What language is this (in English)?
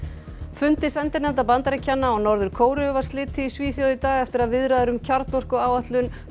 Icelandic